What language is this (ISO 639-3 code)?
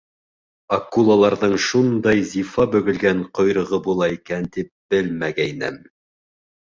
bak